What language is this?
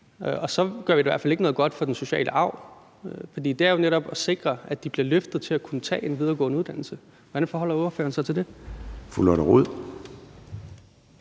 Danish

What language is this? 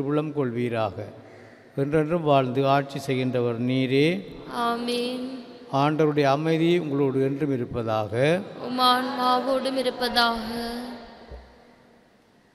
Indonesian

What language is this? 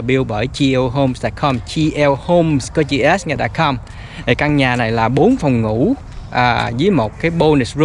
Vietnamese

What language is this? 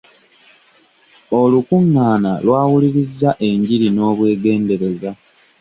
Ganda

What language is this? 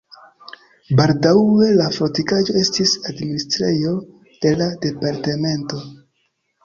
Esperanto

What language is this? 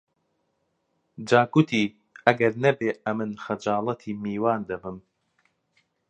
Central Kurdish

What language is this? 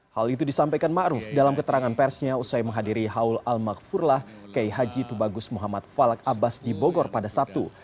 Indonesian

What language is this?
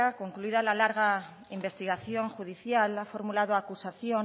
Spanish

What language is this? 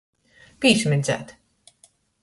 Latgalian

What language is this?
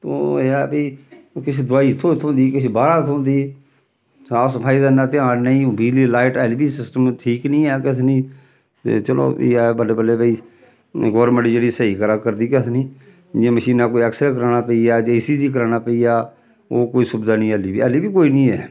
Dogri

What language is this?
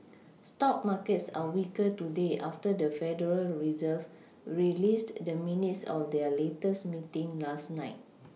English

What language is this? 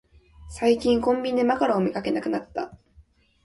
Japanese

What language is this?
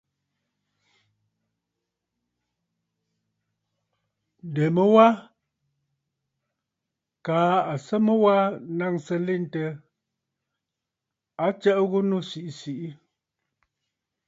Bafut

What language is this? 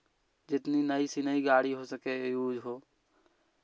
Hindi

